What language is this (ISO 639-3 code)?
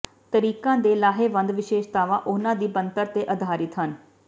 pan